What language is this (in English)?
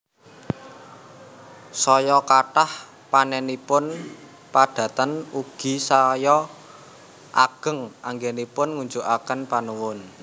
Javanese